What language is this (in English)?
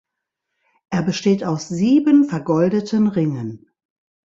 German